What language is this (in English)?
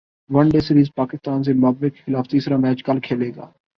Urdu